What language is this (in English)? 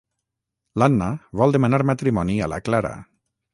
Catalan